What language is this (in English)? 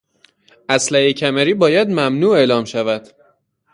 Persian